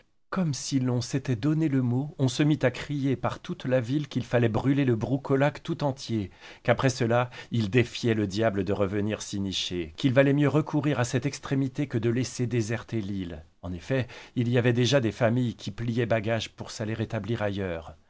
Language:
French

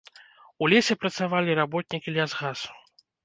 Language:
Belarusian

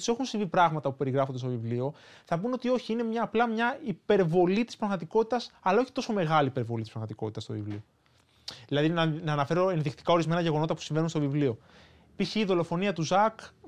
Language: Greek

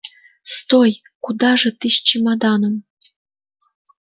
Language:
Russian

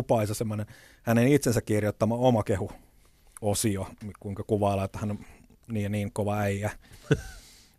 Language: Finnish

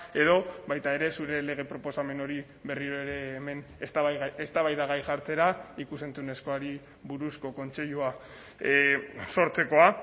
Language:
Basque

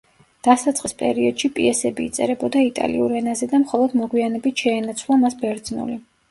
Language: Georgian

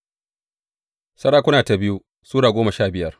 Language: Hausa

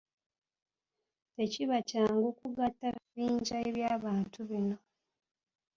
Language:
Ganda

